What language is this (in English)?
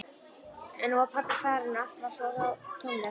Icelandic